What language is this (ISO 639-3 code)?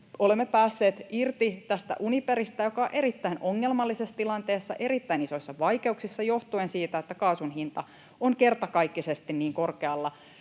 fin